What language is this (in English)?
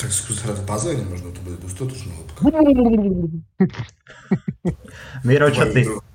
Slovak